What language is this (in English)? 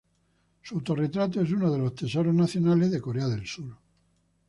Spanish